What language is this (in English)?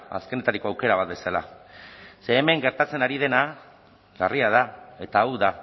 Basque